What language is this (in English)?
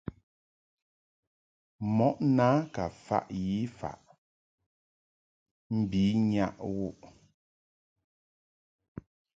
Mungaka